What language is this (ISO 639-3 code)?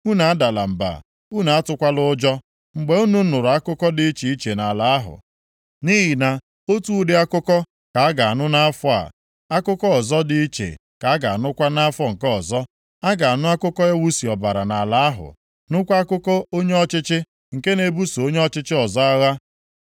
ibo